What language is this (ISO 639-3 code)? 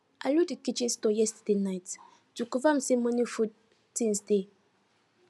pcm